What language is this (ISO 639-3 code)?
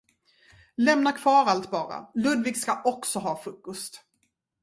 swe